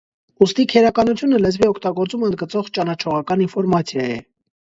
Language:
Armenian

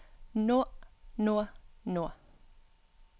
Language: Norwegian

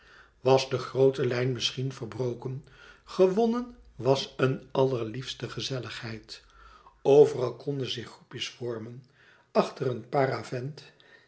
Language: Dutch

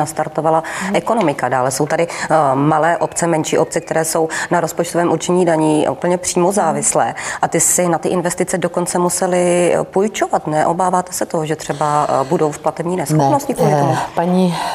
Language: Czech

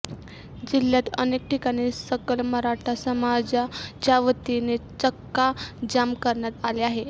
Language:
Marathi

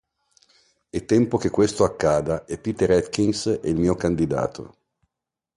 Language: Italian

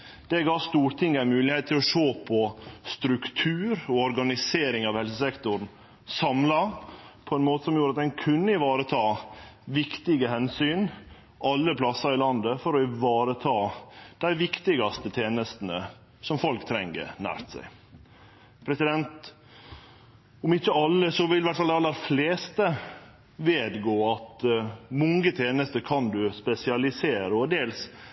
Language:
Norwegian Nynorsk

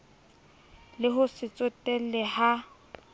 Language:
Southern Sotho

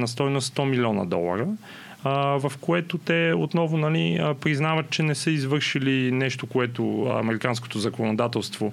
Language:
Bulgarian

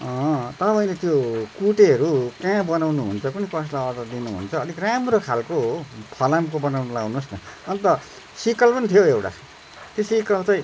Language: Nepali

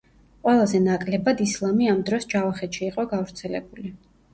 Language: Georgian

